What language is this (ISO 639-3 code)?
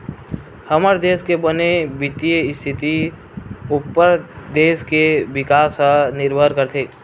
hne